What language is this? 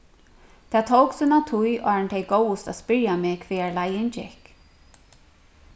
Faroese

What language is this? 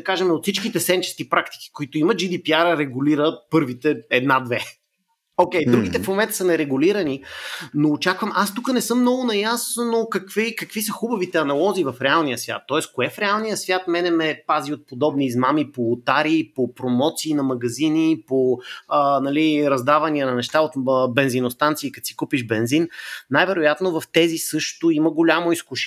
Bulgarian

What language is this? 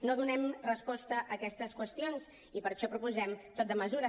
Catalan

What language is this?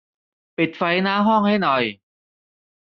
Thai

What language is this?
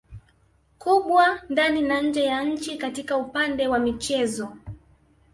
Swahili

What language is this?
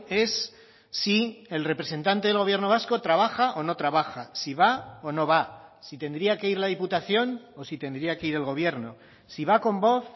Spanish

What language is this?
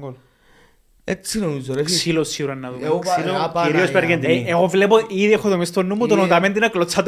Greek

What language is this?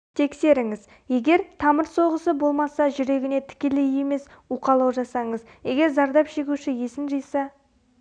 Kazakh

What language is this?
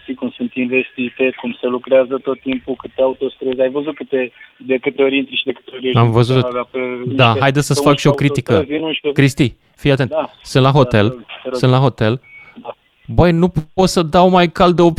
Romanian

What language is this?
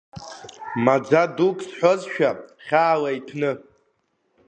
Abkhazian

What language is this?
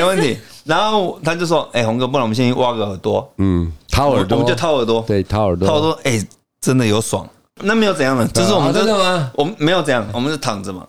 Chinese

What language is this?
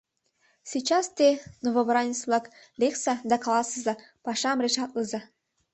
Mari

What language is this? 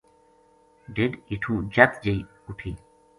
Gujari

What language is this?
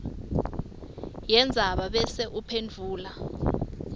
Swati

